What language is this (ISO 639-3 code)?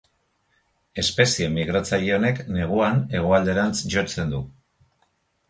eus